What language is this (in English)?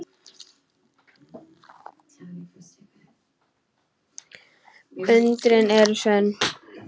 Icelandic